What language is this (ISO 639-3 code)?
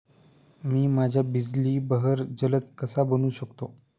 mar